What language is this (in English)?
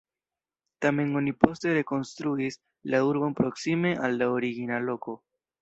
Esperanto